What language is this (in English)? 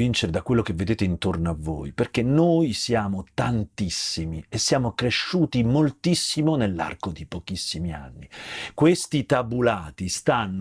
Italian